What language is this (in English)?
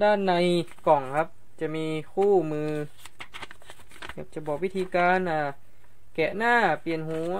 Thai